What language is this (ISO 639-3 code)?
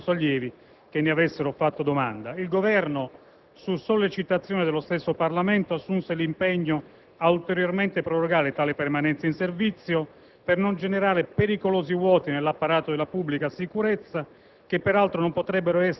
ita